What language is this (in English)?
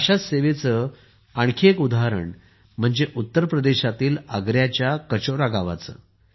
Marathi